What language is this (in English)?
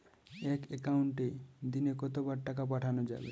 Bangla